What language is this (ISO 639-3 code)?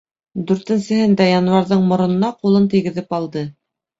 bak